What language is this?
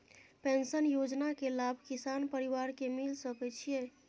Maithili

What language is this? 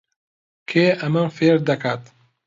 Central Kurdish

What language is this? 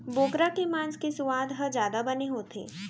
Chhattisgarhi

